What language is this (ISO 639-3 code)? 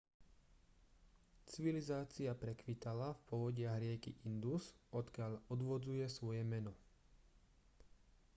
slk